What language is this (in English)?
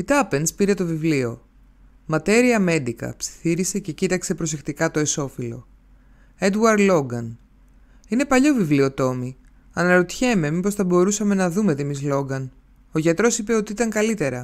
Greek